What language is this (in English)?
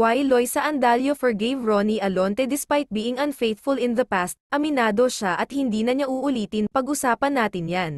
Filipino